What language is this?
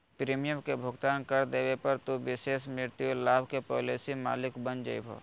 Magahi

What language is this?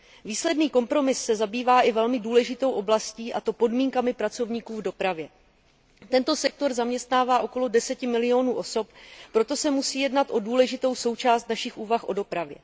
Czech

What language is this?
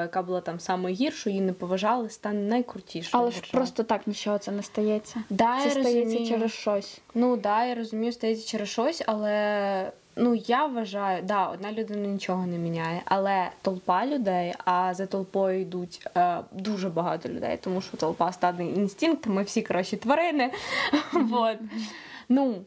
Ukrainian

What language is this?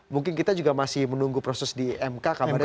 Indonesian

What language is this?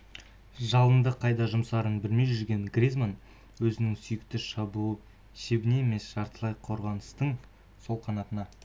Kazakh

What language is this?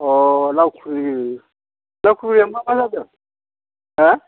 Bodo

